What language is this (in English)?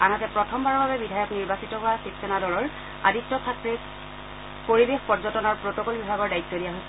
Assamese